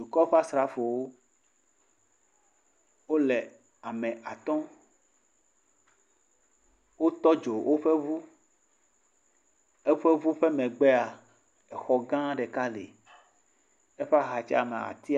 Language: Ewe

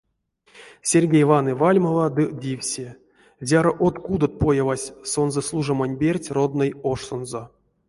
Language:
Erzya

